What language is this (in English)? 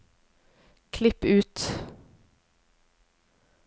Norwegian